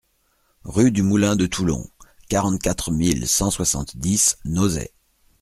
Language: French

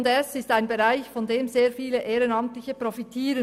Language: Swiss German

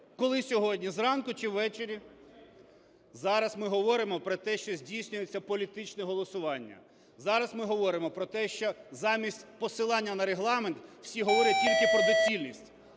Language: Ukrainian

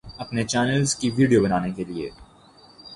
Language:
Urdu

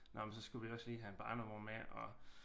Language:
Danish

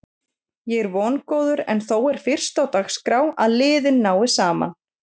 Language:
Icelandic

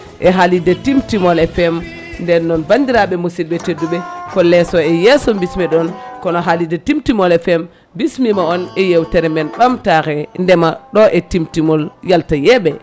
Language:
Fula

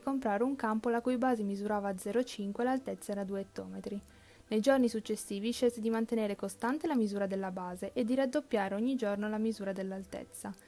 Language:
Italian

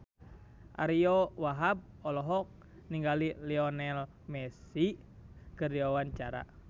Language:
Sundanese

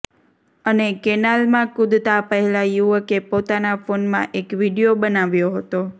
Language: Gujarati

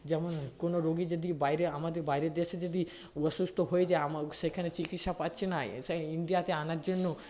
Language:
Bangla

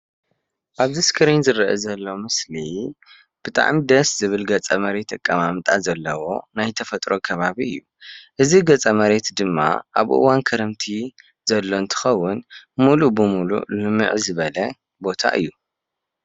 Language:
Tigrinya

